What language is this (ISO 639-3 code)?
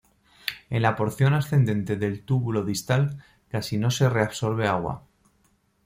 spa